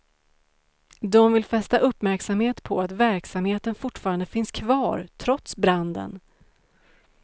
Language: Swedish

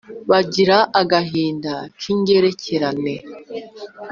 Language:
Kinyarwanda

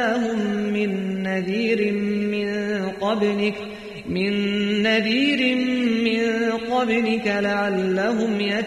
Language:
Arabic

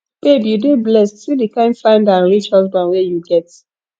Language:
Nigerian Pidgin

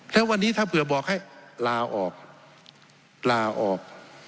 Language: Thai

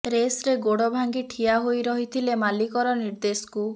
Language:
Odia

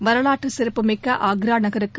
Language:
Tamil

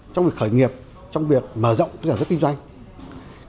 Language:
Vietnamese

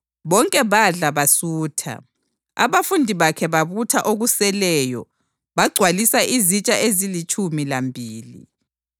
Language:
North Ndebele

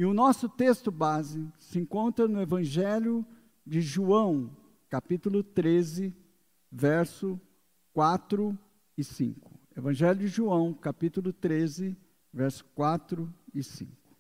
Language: Portuguese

